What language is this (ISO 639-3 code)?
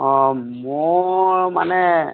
asm